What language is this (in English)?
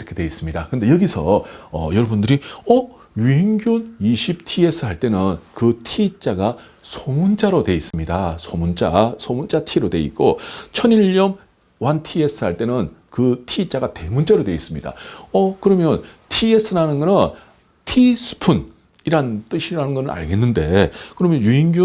Korean